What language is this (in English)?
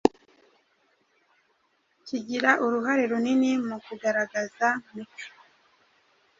Kinyarwanda